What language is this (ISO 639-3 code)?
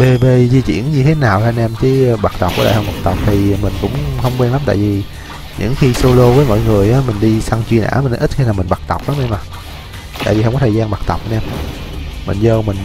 vie